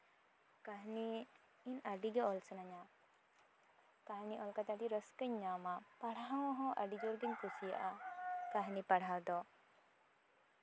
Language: Santali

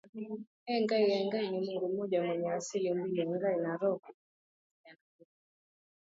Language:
Swahili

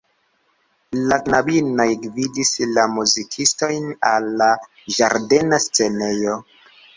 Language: Esperanto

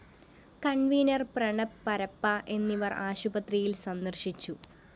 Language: Malayalam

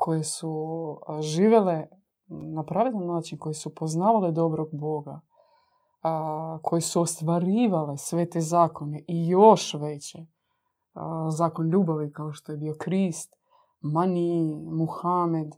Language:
Croatian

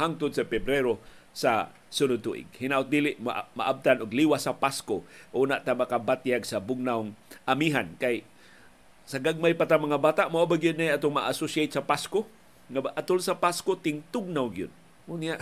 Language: Filipino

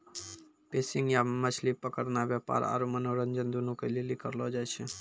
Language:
Maithili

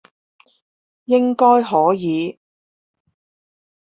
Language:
Chinese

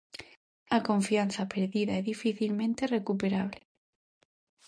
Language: Galician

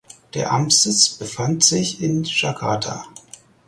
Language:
German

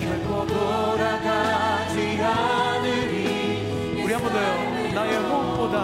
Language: Korean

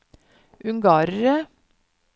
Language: Norwegian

